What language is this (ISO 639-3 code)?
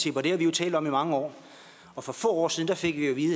dan